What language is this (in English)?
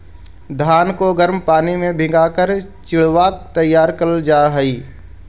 Magahi